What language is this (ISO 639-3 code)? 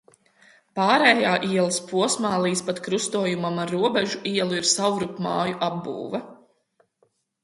lav